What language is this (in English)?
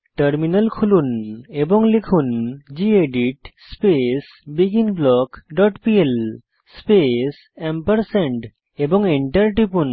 Bangla